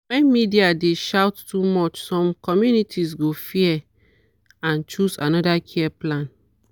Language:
Nigerian Pidgin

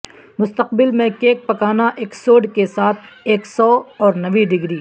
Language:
Urdu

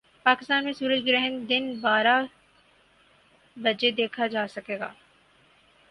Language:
Urdu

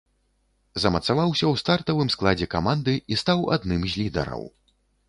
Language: Belarusian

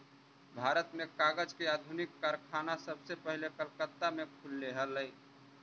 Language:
Magahi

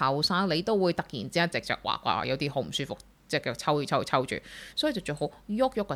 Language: Chinese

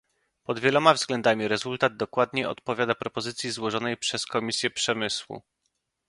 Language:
Polish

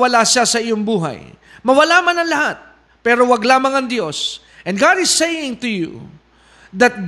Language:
Filipino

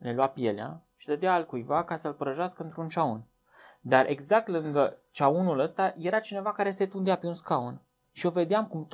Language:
Romanian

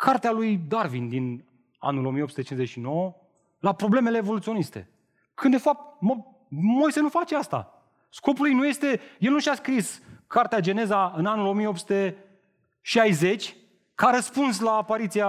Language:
Romanian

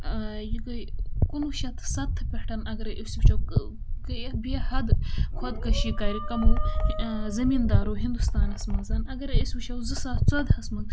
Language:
Kashmiri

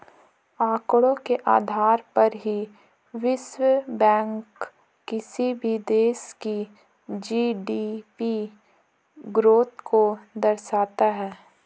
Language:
Hindi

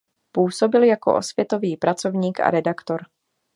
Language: Czech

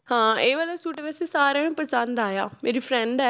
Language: Punjabi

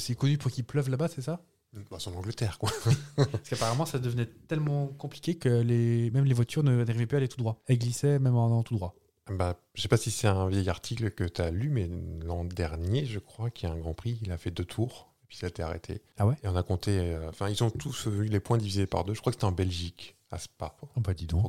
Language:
French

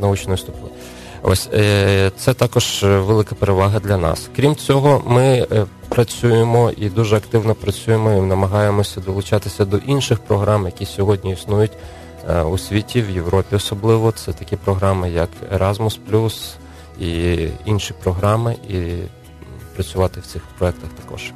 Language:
Ukrainian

